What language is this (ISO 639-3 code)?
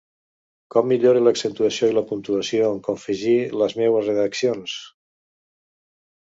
cat